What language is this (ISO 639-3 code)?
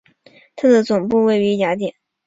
zho